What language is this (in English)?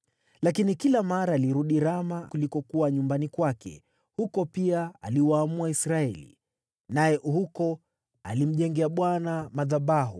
Swahili